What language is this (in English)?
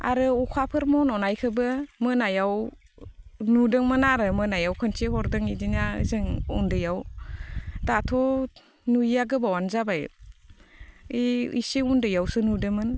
Bodo